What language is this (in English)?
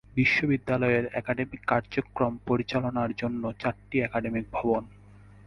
Bangla